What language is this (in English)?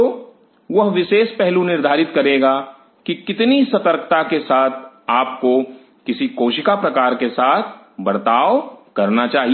Hindi